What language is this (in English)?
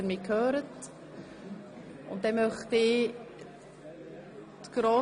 Swiss German